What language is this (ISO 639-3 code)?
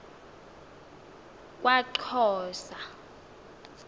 xho